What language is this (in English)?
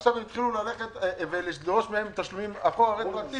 Hebrew